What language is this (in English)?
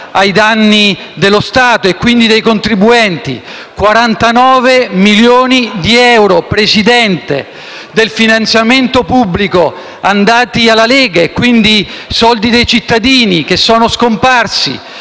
Italian